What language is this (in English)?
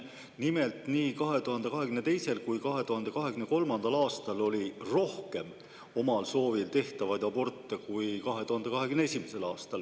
Estonian